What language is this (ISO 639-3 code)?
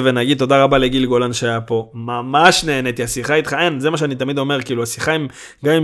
heb